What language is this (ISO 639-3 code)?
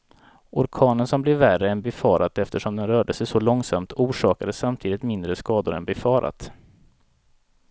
swe